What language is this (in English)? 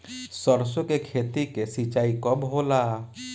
Bhojpuri